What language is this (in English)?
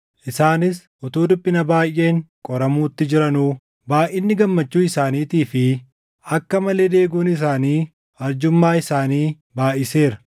Oromo